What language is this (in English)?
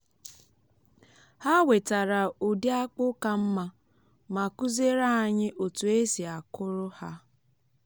Igbo